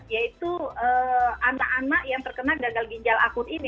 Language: Indonesian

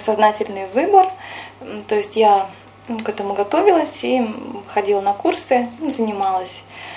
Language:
Russian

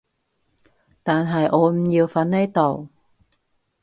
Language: Cantonese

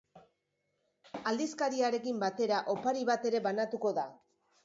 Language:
Basque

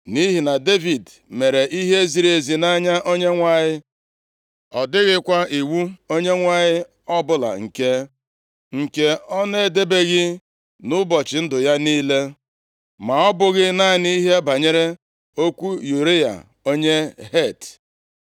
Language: Igbo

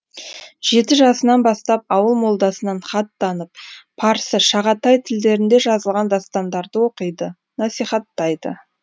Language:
Kazakh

